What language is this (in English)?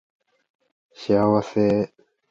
Japanese